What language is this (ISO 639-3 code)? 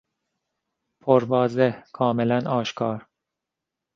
fas